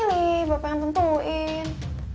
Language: Indonesian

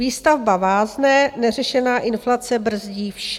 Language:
Czech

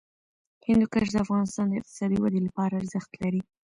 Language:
Pashto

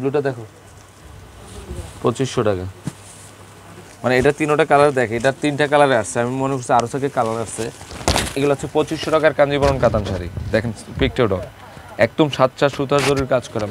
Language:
Bangla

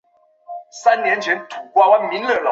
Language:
Chinese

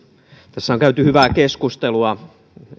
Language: Finnish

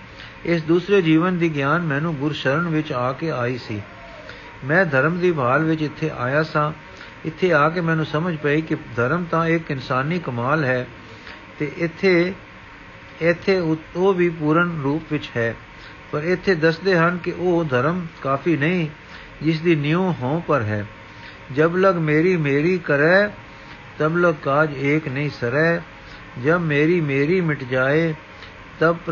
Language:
Punjabi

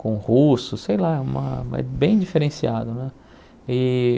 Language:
Portuguese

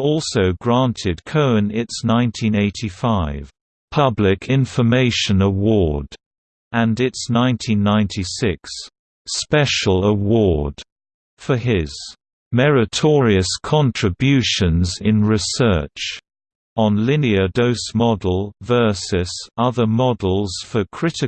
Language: English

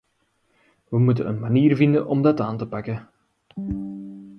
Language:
Dutch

